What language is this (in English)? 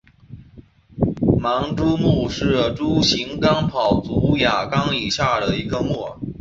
Chinese